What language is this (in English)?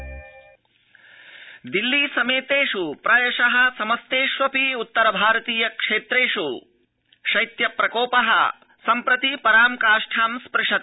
Sanskrit